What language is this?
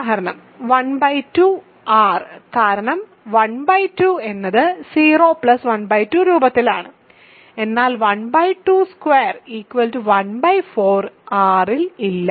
Malayalam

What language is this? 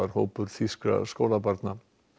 Icelandic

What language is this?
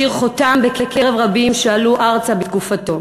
Hebrew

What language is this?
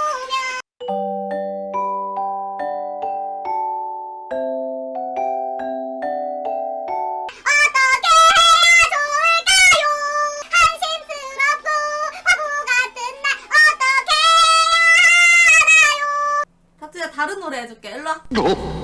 Korean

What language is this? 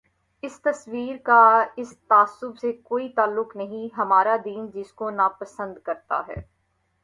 Urdu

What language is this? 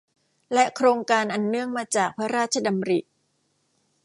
Thai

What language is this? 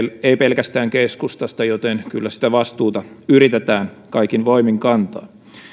Finnish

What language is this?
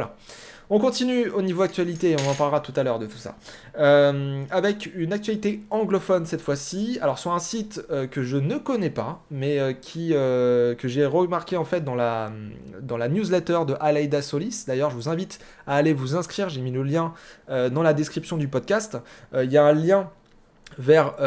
French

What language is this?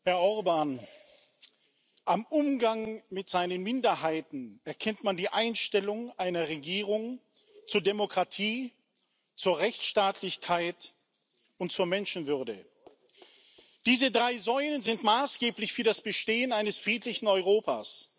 German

